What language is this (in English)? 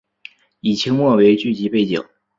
Chinese